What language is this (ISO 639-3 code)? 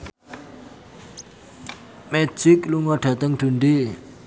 jav